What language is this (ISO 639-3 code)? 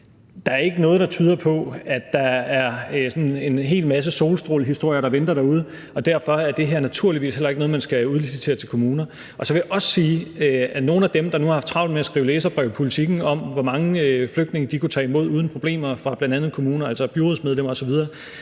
dan